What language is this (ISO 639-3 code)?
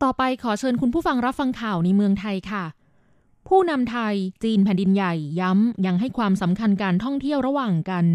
tha